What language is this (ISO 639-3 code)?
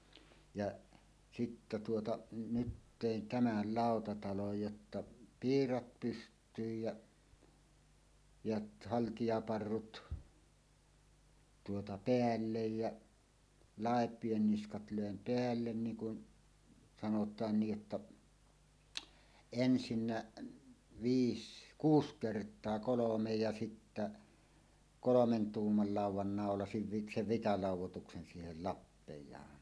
fin